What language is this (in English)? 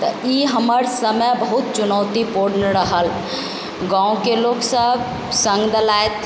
Maithili